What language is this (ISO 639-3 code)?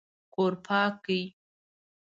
pus